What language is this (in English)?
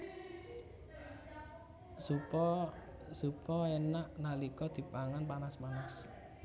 Javanese